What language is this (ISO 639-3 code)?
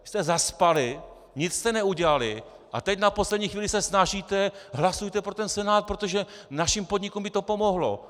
ces